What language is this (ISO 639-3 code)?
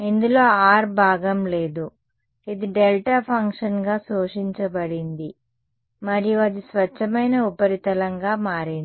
tel